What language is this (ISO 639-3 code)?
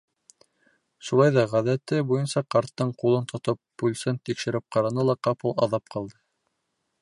bak